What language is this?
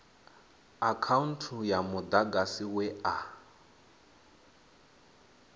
Venda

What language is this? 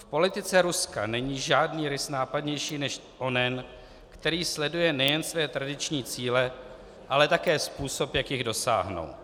Czech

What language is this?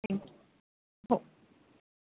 Marathi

